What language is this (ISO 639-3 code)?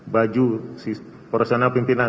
ind